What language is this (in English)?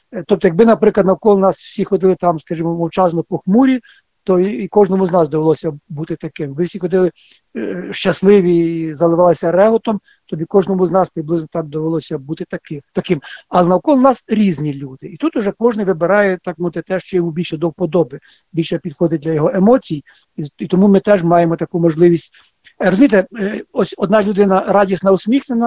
Ukrainian